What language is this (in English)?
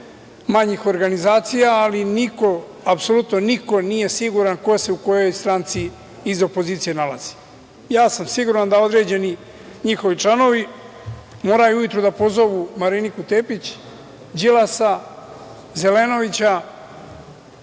Serbian